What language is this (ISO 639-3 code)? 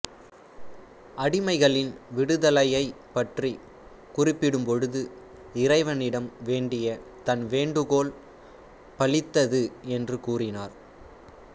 tam